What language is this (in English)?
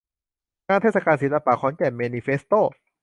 Thai